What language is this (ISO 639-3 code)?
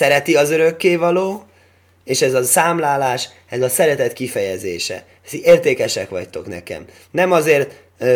hun